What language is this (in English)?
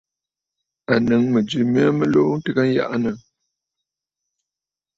Bafut